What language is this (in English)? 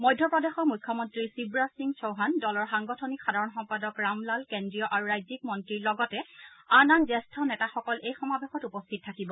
Assamese